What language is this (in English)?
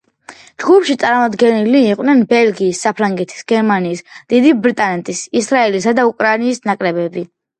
Georgian